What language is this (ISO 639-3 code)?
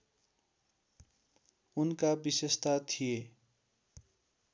nep